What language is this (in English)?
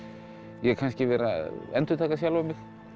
Icelandic